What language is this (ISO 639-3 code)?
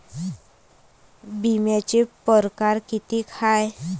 mar